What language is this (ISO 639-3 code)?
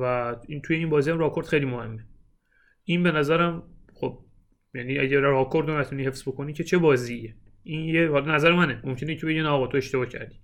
fas